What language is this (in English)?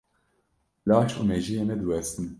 Kurdish